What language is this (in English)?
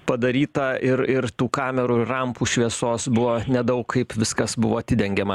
Lithuanian